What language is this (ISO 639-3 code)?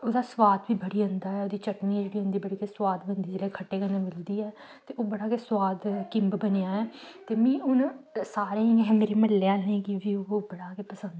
doi